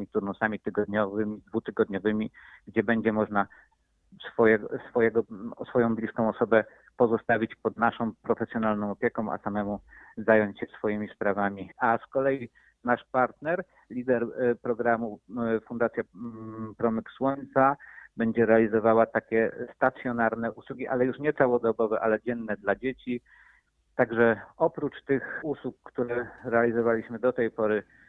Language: Polish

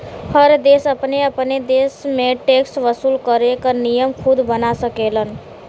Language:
Bhojpuri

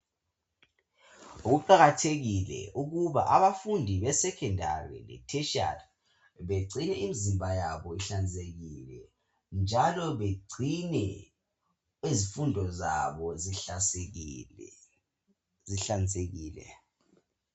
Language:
North Ndebele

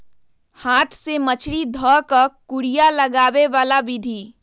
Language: Magahi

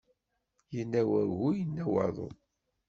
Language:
Kabyle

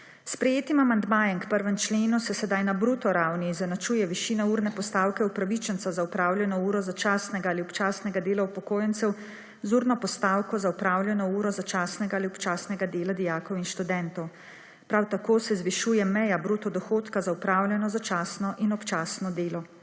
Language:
Slovenian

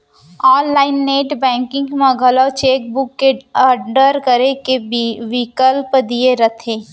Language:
Chhattisgarhi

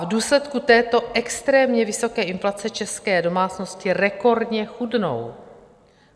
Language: Czech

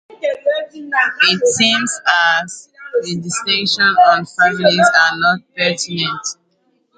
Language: French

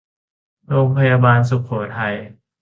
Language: Thai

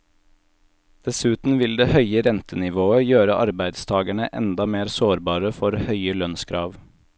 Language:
Norwegian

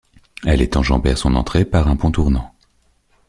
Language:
French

